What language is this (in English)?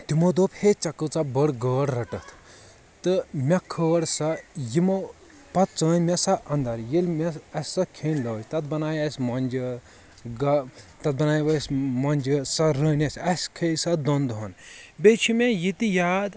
Kashmiri